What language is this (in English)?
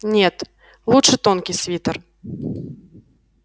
Russian